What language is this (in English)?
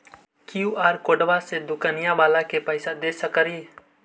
Magahi